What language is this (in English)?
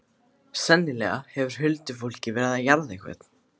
Icelandic